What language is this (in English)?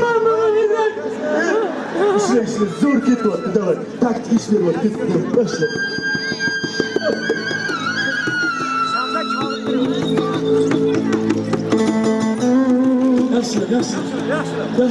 Turkish